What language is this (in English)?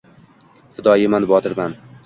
Uzbek